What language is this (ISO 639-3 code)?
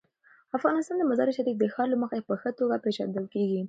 pus